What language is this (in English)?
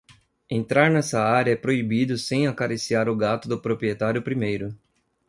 Portuguese